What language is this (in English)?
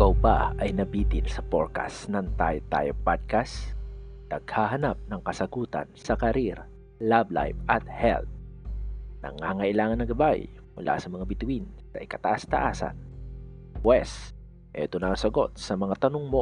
Filipino